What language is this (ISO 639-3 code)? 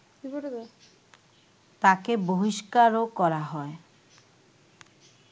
ben